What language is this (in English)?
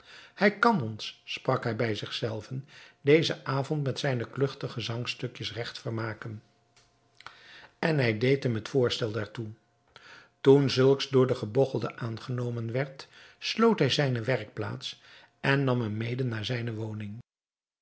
Dutch